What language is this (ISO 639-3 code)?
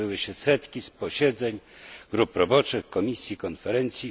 pol